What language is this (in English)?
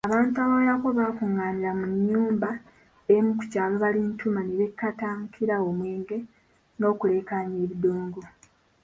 Ganda